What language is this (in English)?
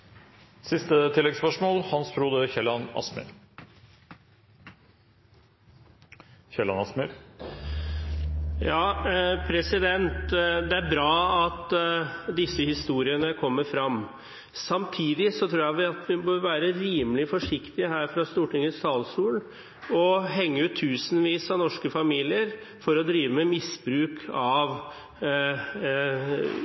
Norwegian